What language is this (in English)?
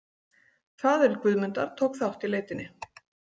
Icelandic